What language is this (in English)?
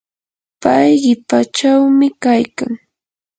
Yanahuanca Pasco Quechua